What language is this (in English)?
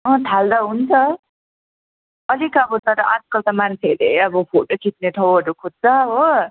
Nepali